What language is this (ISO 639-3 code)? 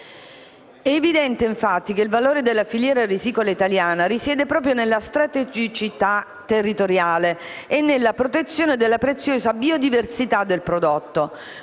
ita